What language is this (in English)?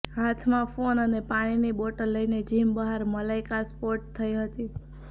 Gujarati